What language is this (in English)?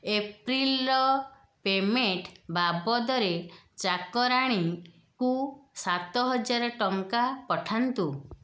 Odia